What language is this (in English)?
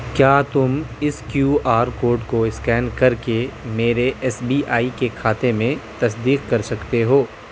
Urdu